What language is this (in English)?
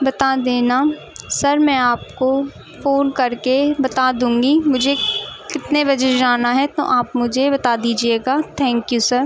Urdu